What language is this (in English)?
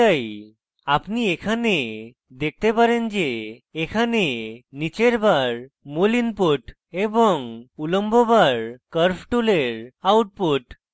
Bangla